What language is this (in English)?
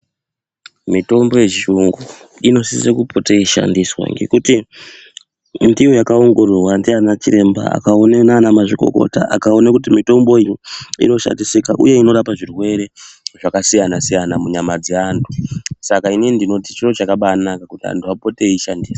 Ndau